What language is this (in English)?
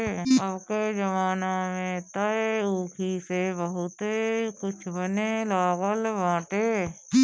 Bhojpuri